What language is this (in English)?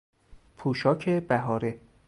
Persian